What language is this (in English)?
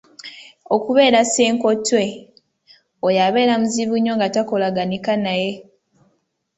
Ganda